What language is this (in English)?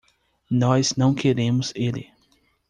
Portuguese